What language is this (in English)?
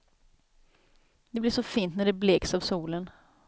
Swedish